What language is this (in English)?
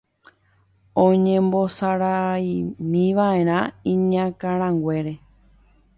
Guarani